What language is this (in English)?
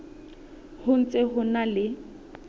Southern Sotho